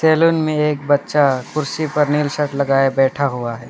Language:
Hindi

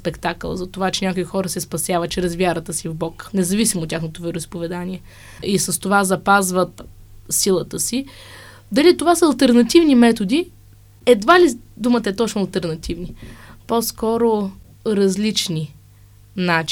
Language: Bulgarian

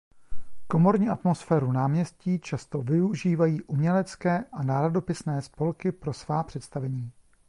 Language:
Czech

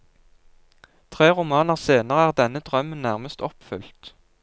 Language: Norwegian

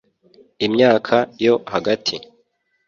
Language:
Kinyarwanda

